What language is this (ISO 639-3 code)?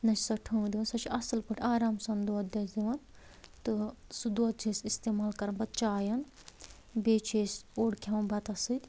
kas